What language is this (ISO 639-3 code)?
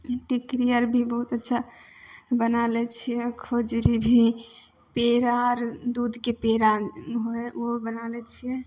mai